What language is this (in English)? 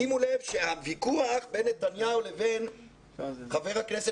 Hebrew